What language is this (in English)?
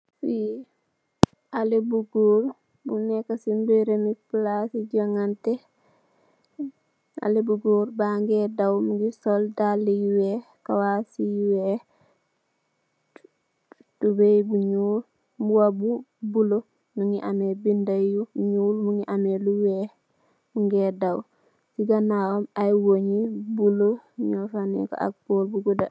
Wolof